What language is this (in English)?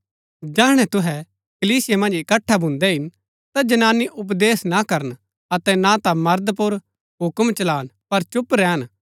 Gaddi